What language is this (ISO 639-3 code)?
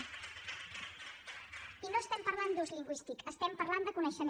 cat